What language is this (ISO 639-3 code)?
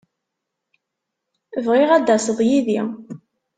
kab